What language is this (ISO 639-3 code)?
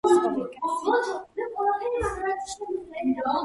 kat